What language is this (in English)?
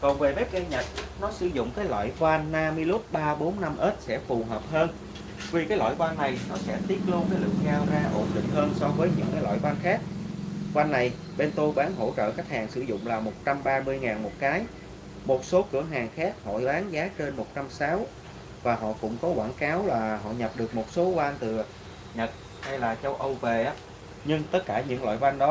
Vietnamese